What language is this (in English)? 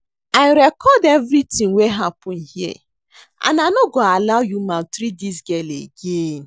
Nigerian Pidgin